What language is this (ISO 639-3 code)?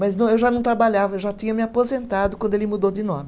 por